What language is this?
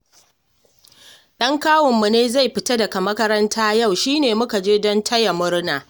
Hausa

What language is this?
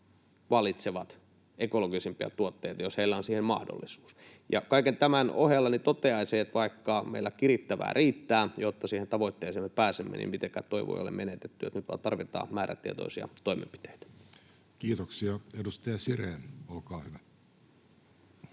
Finnish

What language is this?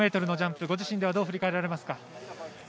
Japanese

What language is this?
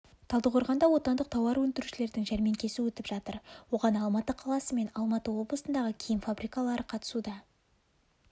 Kazakh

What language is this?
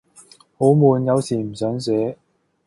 Cantonese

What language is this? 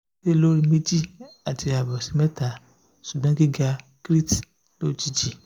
Yoruba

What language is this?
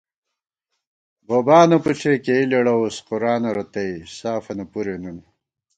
Gawar-Bati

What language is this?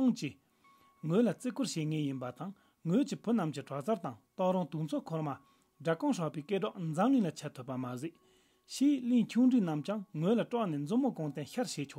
Romanian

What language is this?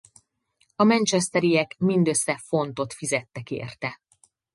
Hungarian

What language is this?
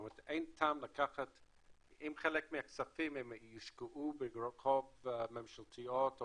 Hebrew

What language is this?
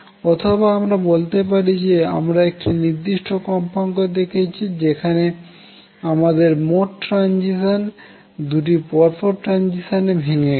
Bangla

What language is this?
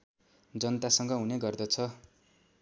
Nepali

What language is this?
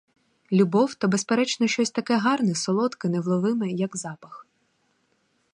Ukrainian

